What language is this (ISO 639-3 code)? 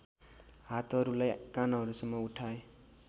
nep